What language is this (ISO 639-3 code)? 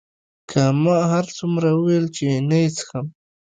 pus